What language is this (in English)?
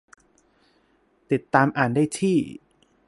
Thai